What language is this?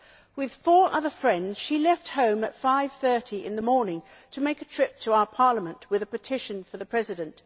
English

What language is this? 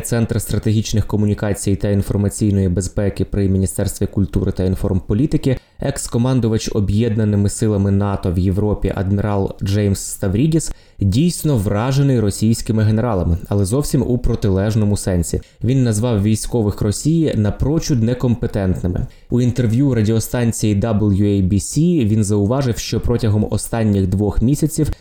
Ukrainian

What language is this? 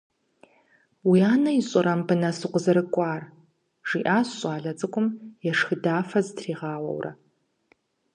Kabardian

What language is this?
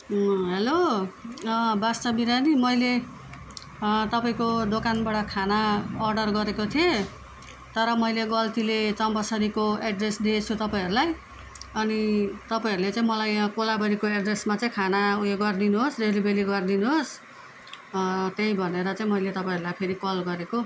Nepali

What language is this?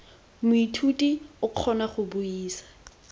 Tswana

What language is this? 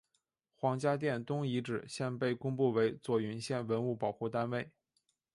Chinese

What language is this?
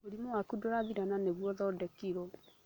Kikuyu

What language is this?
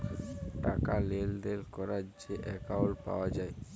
Bangla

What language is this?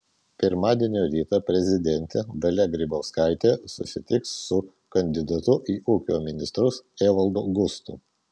Lithuanian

